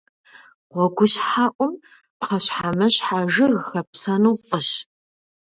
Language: Kabardian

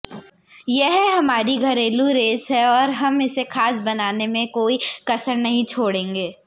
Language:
Hindi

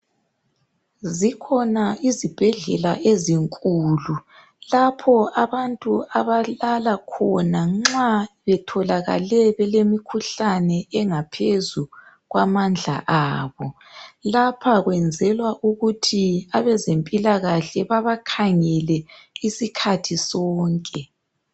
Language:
North Ndebele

